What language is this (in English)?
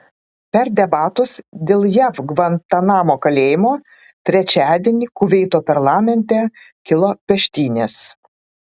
Lithuanian